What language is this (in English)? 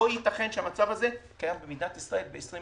Hebrew